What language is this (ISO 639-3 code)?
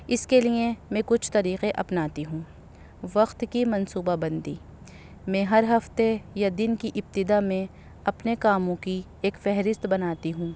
urd